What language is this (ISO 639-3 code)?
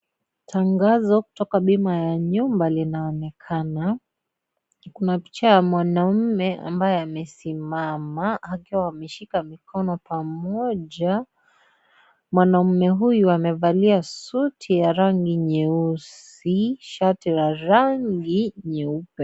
swa